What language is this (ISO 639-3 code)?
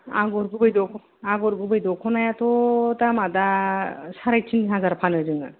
brx